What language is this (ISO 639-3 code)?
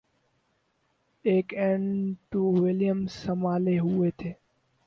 urd